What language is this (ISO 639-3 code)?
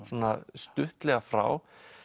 isl